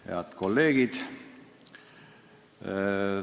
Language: Estonian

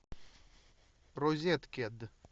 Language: Russian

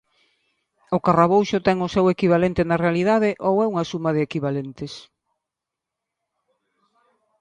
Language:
Galician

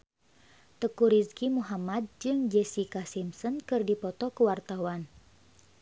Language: Sundanese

